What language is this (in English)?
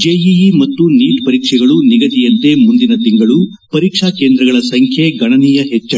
Kannada